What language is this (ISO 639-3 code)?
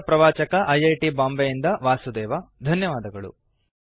kan